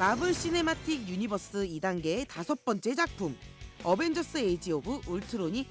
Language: Korean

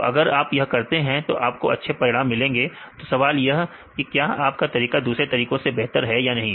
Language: Hindi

